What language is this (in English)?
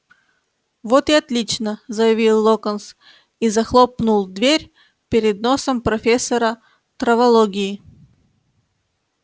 Russian